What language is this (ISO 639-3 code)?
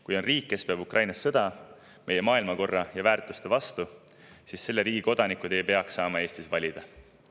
est